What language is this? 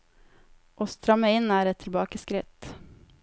Norwegian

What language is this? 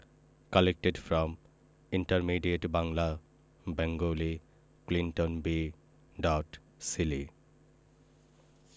Bangla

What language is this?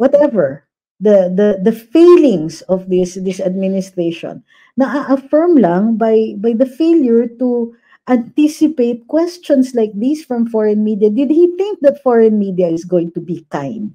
Filipino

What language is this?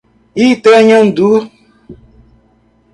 Portuguese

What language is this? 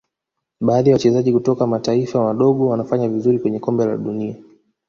Swahili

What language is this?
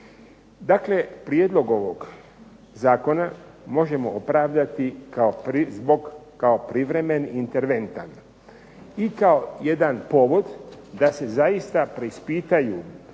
Croatian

